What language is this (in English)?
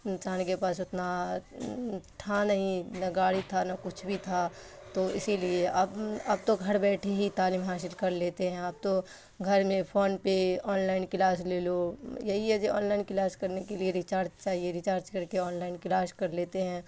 Urdu